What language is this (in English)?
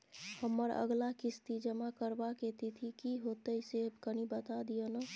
Maithili